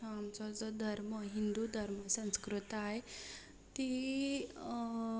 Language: Konkani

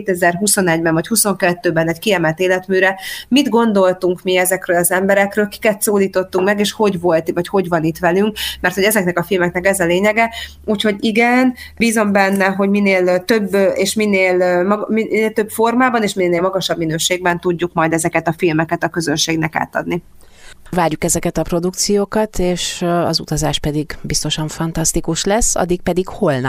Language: Hungarian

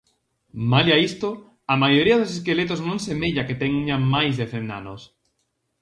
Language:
Galician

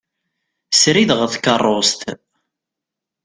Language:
Kabyle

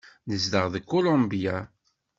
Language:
Kabyle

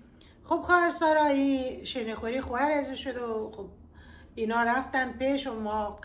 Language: Persian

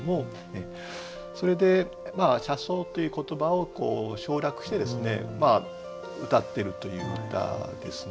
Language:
Japanese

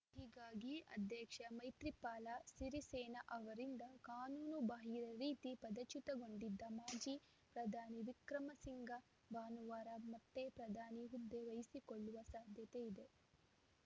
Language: Kannada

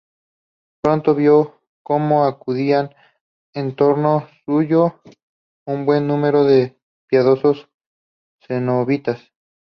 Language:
Spanish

